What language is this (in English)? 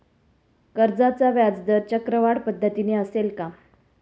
Marathi